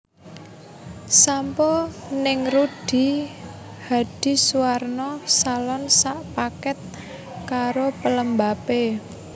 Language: Javanese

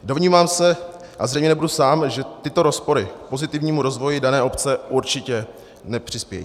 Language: Czech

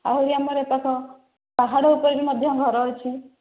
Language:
Odia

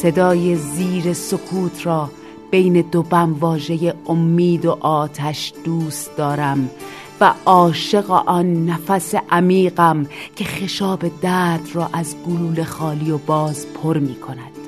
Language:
Persian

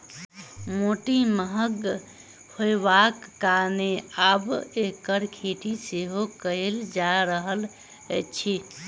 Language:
Maithili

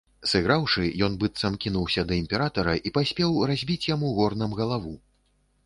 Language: Belarusian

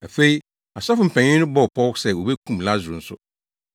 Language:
Akan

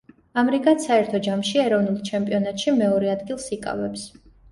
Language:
Georgian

